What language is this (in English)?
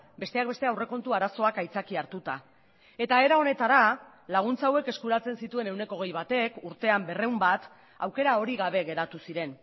Basque